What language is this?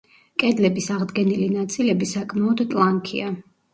Georgian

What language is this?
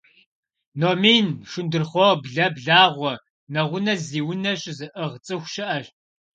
Kabardian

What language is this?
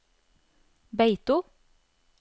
Norwegian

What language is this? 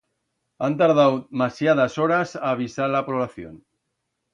Aragonese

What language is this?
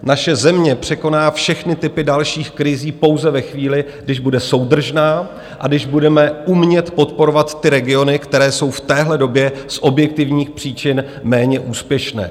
Czech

